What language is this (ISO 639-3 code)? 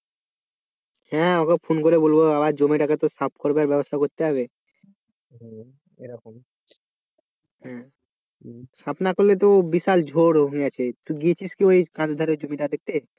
ben